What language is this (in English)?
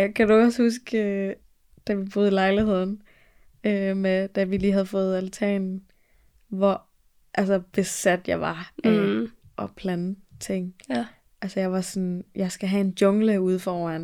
Danish